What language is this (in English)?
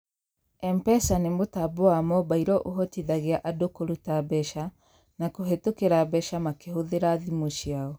Kikuyu